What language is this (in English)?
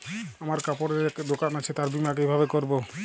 Bangla